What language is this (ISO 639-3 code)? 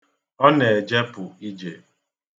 ibo